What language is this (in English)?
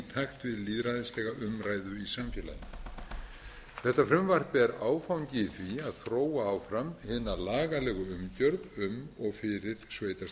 Icelandic